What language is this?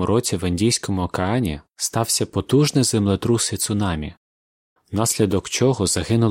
Ukrainian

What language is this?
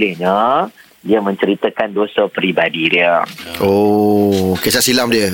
Malay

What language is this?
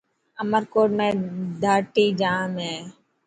Dhatki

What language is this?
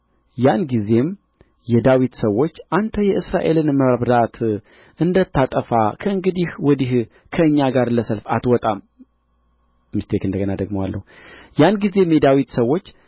Amharic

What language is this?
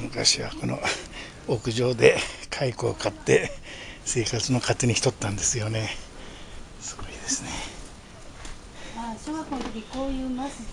Japanese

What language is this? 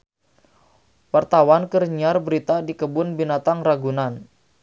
Sundanese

